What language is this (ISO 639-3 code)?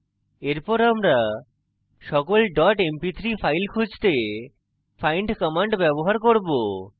ben